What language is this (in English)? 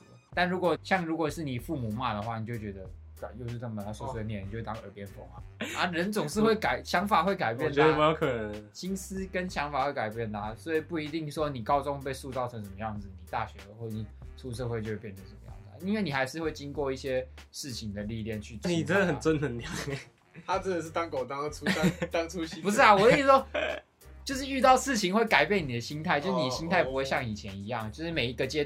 Chinese